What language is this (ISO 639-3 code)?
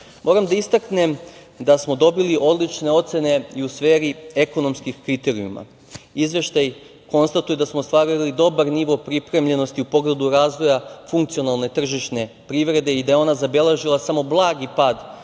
srp